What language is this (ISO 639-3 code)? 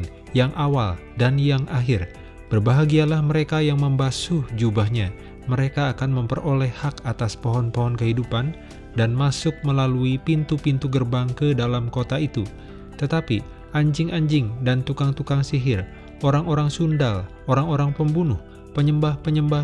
ind